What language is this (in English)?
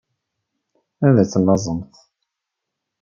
Kabyle